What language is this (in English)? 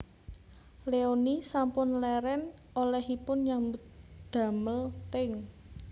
Javanese